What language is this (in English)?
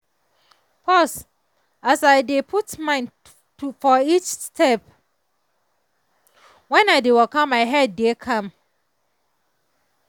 Nigerian Pidgin